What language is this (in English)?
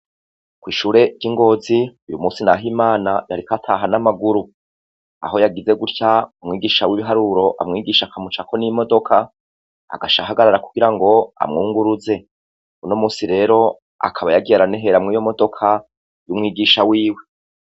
Rundi